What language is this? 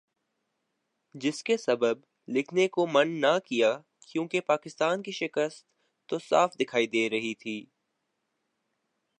Urdu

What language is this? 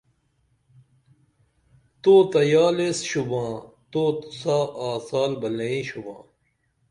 Dameli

